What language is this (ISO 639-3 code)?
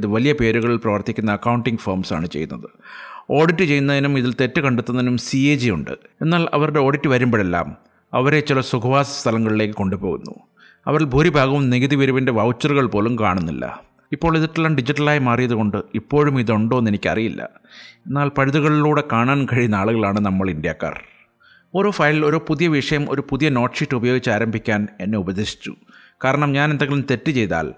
mal